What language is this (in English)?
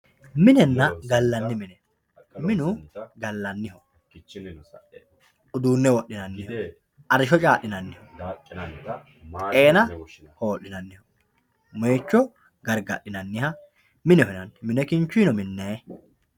Sidamo